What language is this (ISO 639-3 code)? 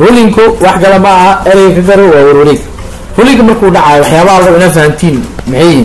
ara